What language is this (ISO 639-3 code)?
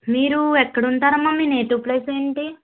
tel